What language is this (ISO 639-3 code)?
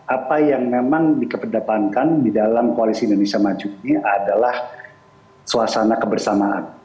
ind